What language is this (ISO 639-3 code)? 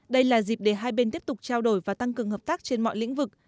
vie